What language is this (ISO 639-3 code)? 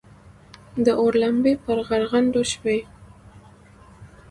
pus